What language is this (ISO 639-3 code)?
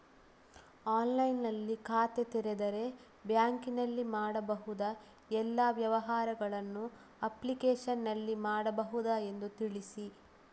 kan